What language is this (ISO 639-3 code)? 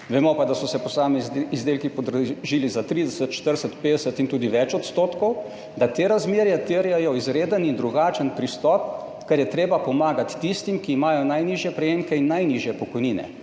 slv